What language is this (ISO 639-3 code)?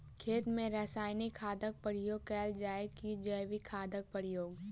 mai